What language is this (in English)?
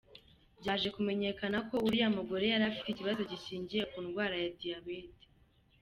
Kinyarwanda